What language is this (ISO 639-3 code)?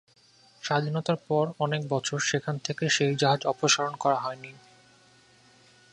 ben